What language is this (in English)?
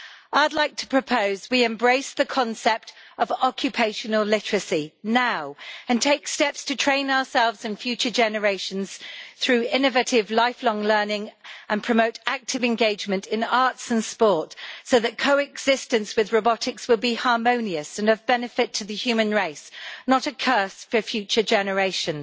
English